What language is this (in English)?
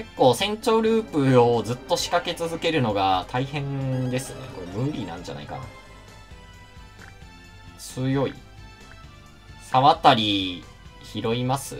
Japanese